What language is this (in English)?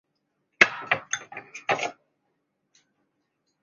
Chinese